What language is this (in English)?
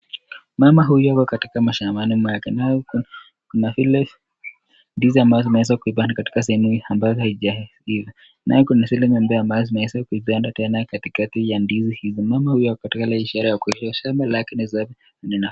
Swahili